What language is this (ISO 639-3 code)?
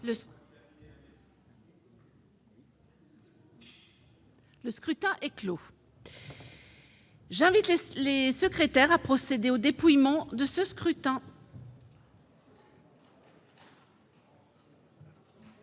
fra